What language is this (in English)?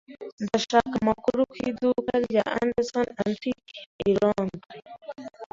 Kinyarwanda